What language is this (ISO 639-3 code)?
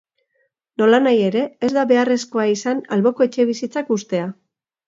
eus